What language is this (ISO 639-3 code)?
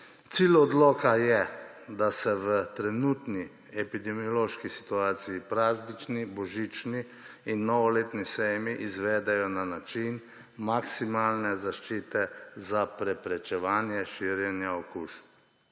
slv